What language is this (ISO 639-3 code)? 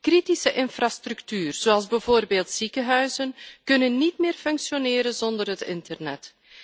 nld